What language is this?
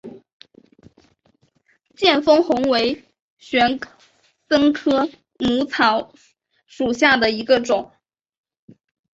Chinese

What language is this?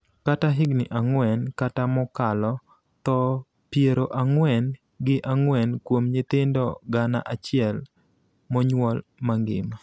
Luo (Kenya and Tanzania)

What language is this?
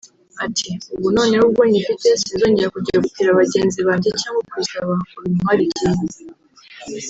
Kinyarwanda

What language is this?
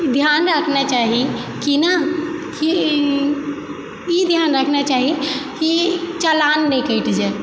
Maithili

